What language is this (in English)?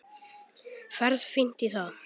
Icelandic